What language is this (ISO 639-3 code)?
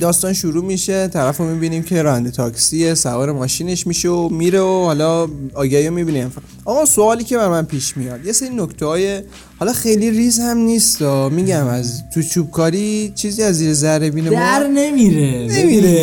fas